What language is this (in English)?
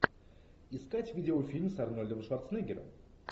Russian